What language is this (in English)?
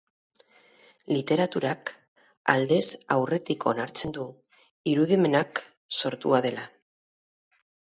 Basque